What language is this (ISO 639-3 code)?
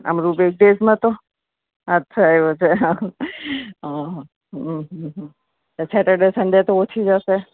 guj